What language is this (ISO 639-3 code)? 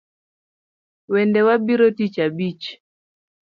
luo